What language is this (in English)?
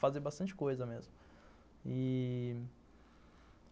Portuguese